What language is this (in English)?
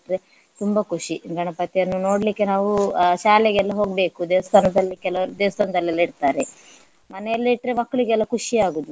Kannada